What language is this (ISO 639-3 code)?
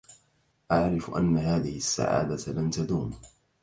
ara